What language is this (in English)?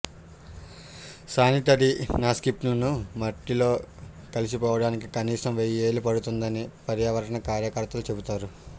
Telugu